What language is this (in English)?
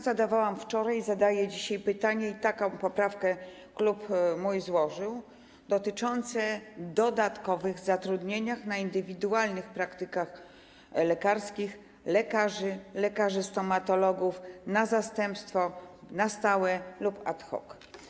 Polish